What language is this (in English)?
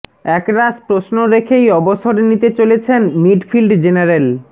Bangla